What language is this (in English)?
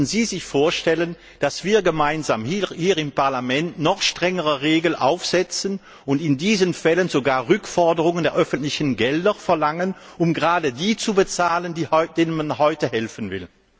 German